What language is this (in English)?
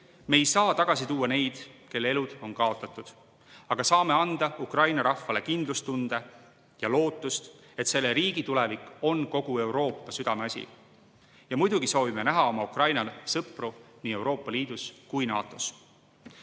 Estonian